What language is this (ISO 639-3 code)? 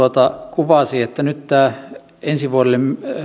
fin